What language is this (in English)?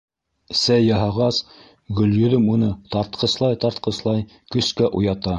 Bashkir